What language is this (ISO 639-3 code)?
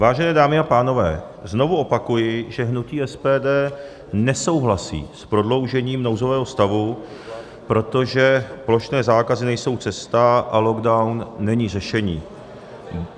ces